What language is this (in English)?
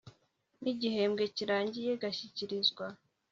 Kinyarwanda